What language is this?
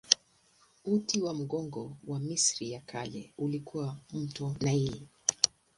Swahili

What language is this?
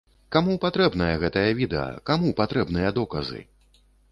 Belarusian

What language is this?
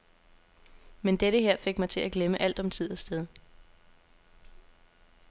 Danish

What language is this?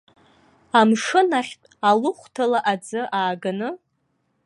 Abkhazian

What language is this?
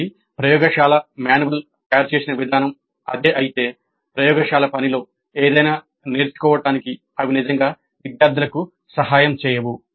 Telugu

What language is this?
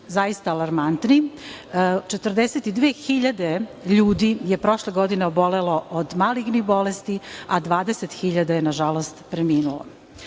Serbian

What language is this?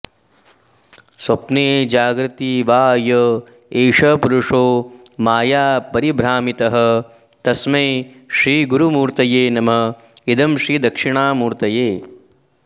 Sanskrit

